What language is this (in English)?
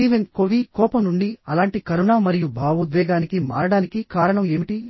Telugu